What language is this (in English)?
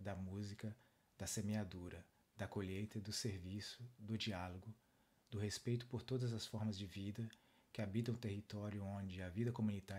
Portuguese